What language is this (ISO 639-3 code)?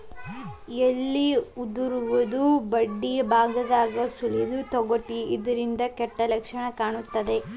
kan